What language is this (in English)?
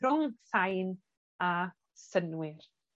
Welsh